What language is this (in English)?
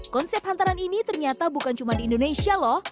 Indonesian